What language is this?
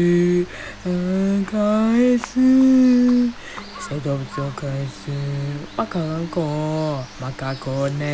Japanese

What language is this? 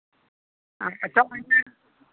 Santali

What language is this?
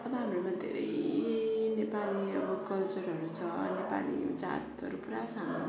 Nepali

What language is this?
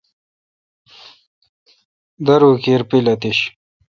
Kalkoti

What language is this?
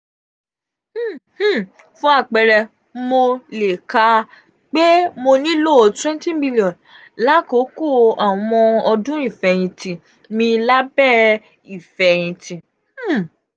Yoruba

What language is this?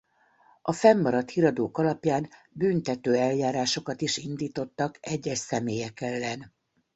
Hungarian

